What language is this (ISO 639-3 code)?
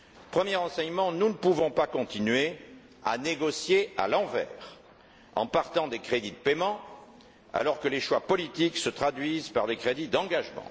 fra